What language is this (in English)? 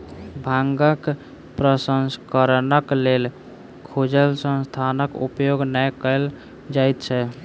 Maithili